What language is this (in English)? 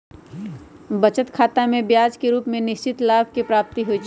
Magahi